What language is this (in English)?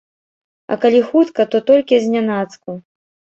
Belarusian